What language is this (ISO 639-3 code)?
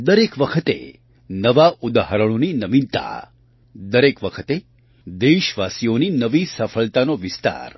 guj